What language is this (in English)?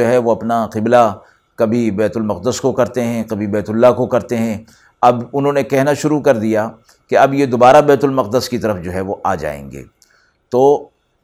Urdu